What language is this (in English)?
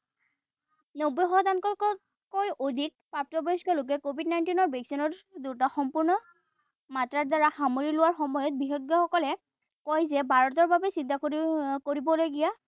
Assamese